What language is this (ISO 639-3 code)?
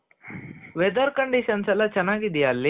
kan